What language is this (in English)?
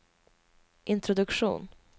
Swedish